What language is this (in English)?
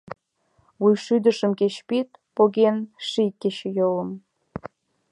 Mari